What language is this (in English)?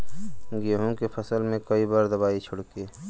Bhojpuri